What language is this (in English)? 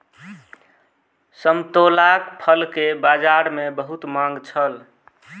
Maithili